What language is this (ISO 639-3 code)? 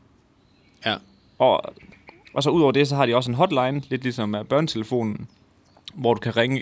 dan